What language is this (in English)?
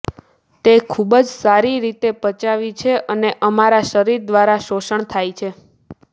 Gujarati